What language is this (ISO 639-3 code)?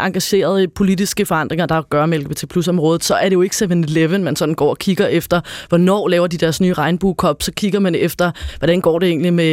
dan